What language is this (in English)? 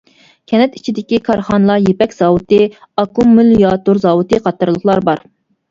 Uyghur